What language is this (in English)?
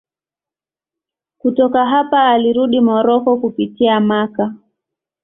Swahili